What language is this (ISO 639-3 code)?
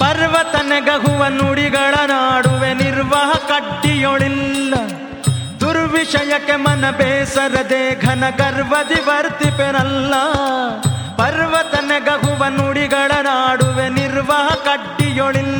kan